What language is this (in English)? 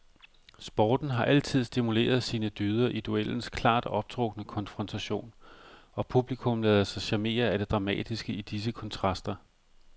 Danish